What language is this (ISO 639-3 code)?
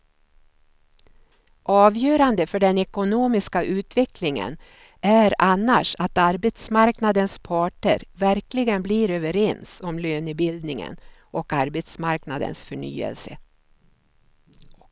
swe